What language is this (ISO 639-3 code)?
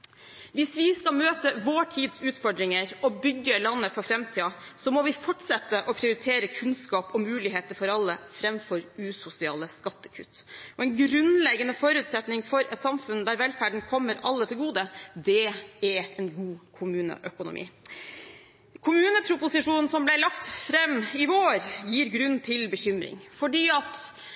nob